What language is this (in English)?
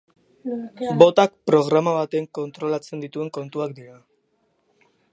Basque